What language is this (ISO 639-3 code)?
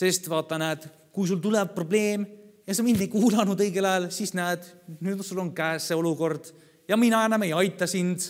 fin